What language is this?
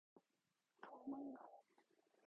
Korean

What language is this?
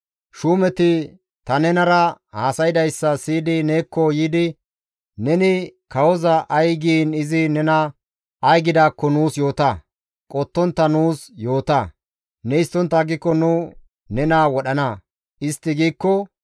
Gamo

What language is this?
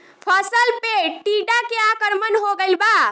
Bhojpuri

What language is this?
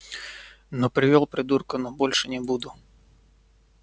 Russian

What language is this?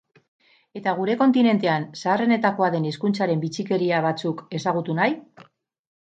Basque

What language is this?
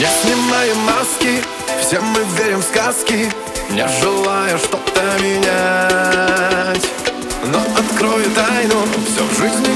Russian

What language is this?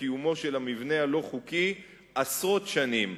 Hebrew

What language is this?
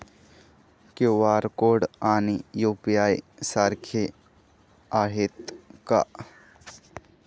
Marathi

